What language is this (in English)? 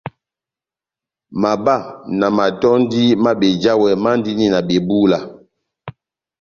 Batanga